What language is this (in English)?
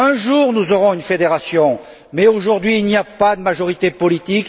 French